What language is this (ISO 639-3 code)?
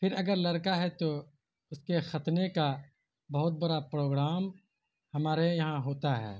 urd